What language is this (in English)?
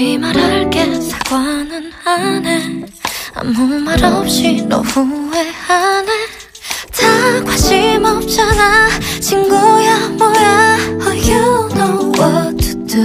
Korean